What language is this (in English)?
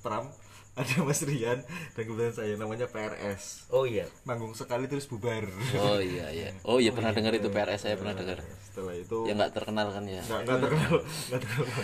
Indonesian